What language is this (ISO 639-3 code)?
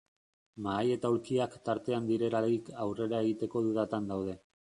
eus